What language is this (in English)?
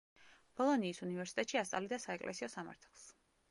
Georgian